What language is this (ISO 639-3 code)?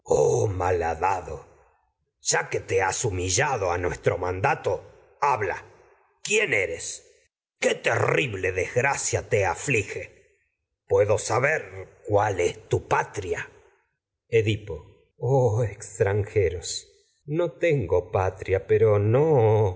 spa